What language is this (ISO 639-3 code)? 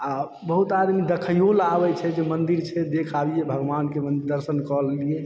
mai